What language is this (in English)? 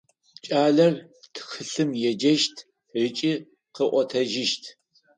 Adyghe